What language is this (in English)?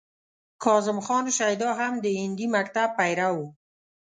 Pashto